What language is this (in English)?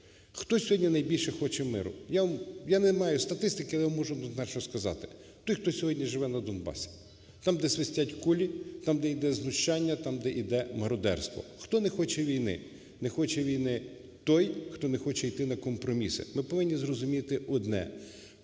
Ukrainian